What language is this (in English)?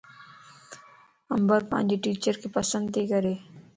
Lasi